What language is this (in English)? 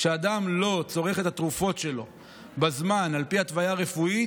Hebrew